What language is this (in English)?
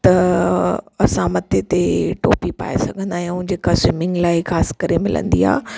Sindhi